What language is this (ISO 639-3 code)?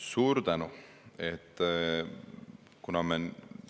est